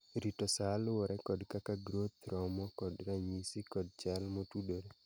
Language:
Luo (Kenya and Tanzania)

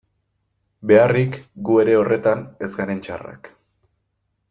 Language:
Basque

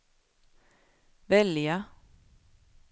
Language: Swedish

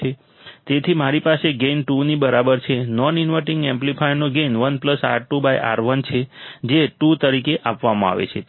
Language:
Gujarati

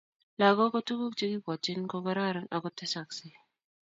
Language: Kalenjin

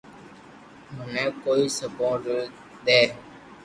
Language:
Loarki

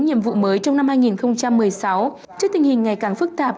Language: Vietnamese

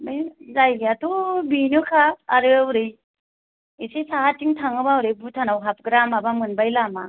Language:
Bodo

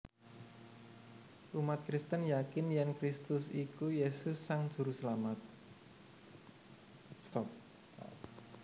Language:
Javanese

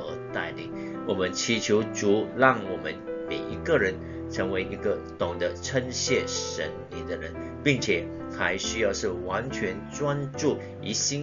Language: Chinese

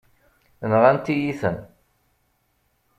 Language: Kabyle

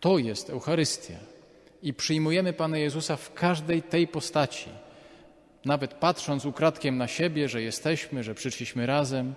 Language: Polish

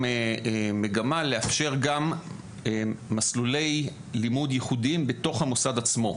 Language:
Hebrew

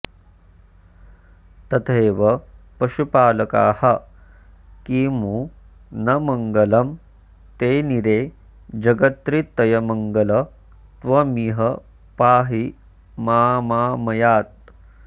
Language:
Sanskrit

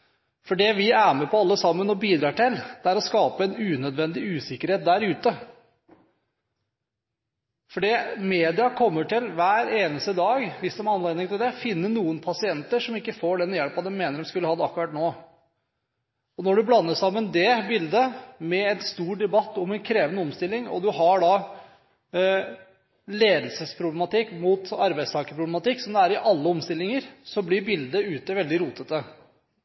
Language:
Norwegian Bokmål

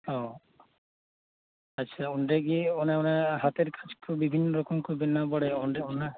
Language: Santali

